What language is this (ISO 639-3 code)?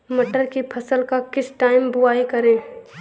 hin